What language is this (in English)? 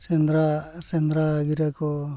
Santali